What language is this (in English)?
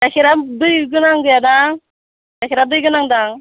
Bodo